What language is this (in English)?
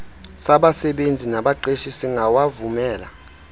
Xhosa